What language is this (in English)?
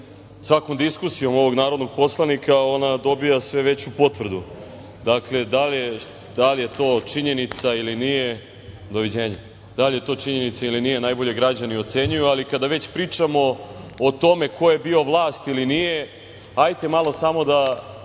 Serbian